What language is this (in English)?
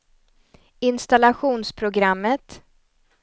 Swedish